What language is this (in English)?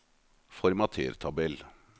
Norwegian